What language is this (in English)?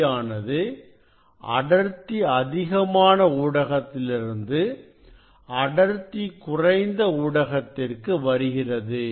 Tamil